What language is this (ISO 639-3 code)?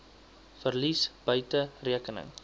afr